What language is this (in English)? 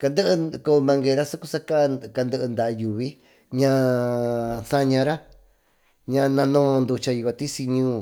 Tututepec Mixtec